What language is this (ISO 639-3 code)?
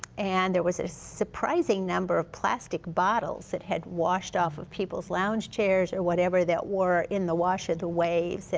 eng